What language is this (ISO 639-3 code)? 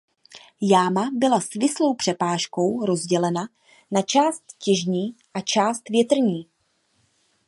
ces